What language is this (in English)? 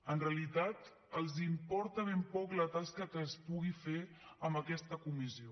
Catalan